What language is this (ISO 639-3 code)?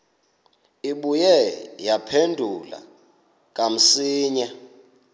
xho